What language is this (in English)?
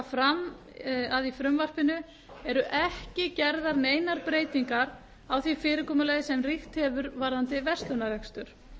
Icelandic